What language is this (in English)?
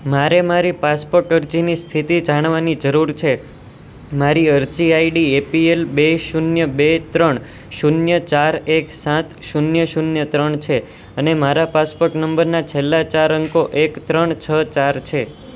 Gujarati